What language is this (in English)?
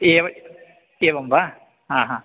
Sanskrit